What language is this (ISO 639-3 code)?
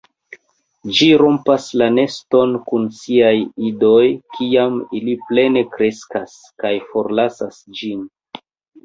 epo